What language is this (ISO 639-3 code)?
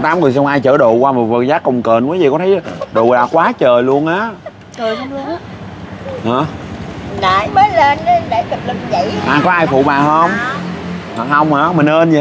vie